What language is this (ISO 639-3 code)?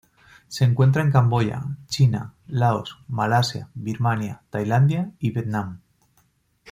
spa